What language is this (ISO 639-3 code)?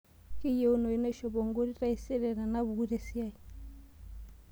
mas